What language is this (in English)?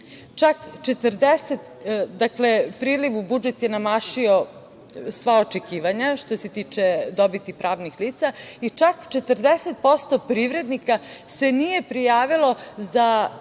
Serbian